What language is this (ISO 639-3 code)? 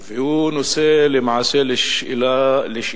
heb